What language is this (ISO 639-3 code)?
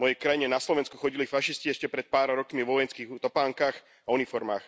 slk